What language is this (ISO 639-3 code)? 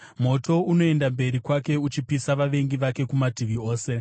sna